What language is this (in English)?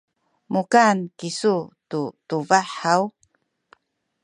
Sakizaya